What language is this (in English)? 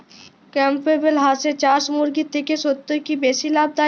Bangla